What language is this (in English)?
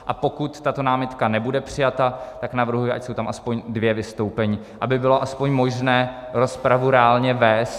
Czech